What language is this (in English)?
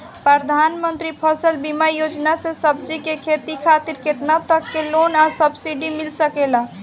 Bhojpuri